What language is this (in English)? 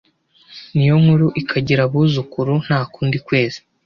Kinyarwanda